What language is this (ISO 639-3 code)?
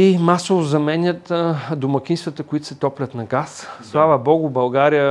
bul